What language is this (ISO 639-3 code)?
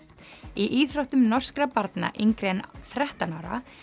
isl